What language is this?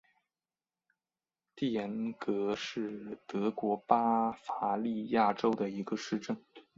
Chinese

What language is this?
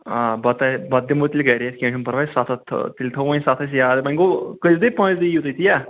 Kashmiri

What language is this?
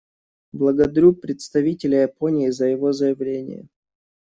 Russian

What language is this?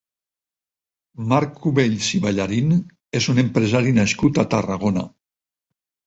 Catalan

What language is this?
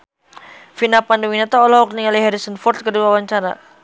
Sundanese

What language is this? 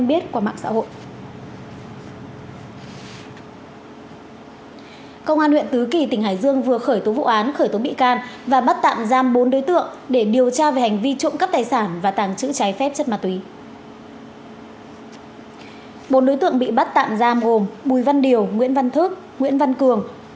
Vietnamese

